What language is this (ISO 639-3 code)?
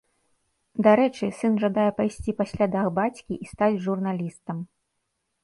bel